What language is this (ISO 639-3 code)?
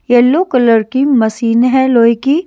hin